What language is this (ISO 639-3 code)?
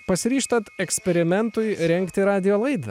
lit